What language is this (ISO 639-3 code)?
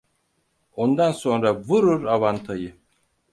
tur